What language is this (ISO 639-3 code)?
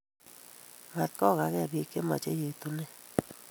kln